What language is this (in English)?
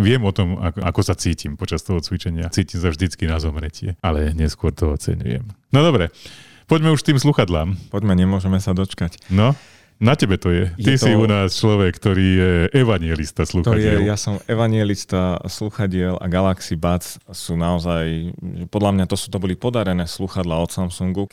Slovak